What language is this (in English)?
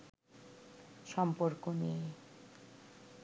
Bangla